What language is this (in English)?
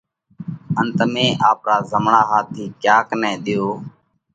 Parkari Koli